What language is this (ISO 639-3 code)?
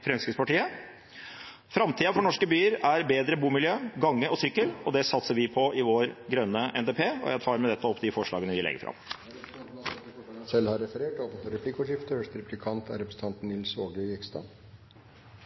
nob